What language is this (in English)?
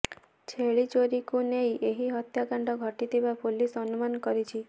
Odia